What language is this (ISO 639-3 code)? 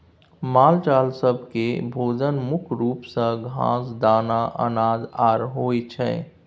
mai